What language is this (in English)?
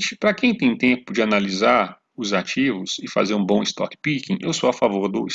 Portuguese